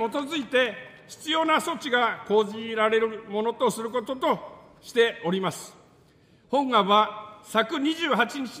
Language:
Japanese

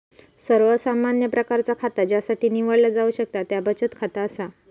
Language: Marathi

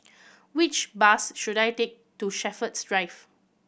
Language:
English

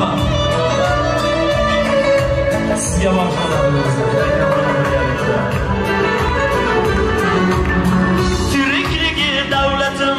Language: Turkish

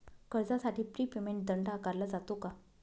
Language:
Marathi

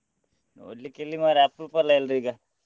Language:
Kannada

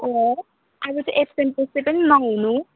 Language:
Nepali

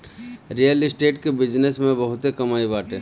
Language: Bhojpuri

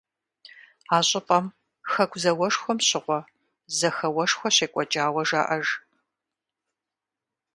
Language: Kabardian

